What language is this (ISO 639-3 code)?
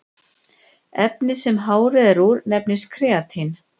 isl